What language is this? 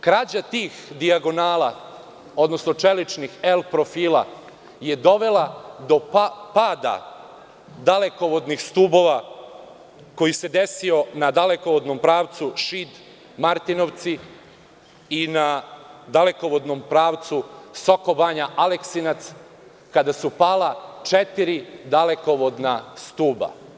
Serbian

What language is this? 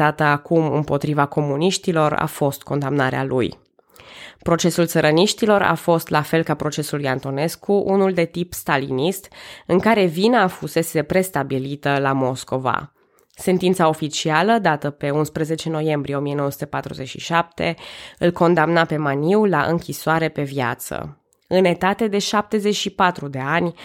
Romanian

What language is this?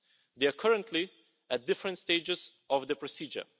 English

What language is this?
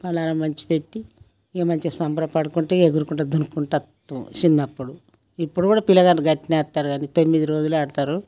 Telugu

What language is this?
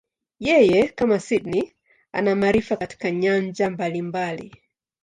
Swahili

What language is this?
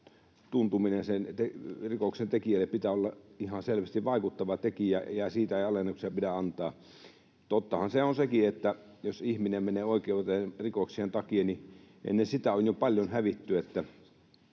Finnish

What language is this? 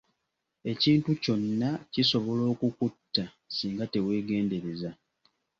Ganda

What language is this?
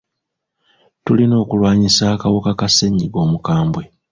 Ganda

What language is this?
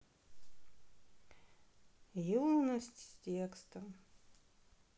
Russian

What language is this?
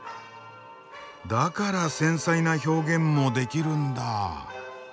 Japanese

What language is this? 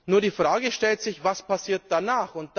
German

